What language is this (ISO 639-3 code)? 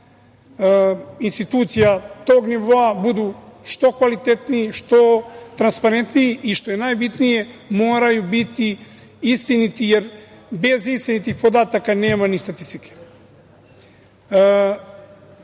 srp